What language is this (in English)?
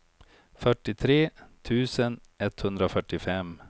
Swedish